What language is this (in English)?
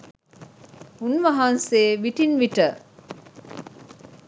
Sinhala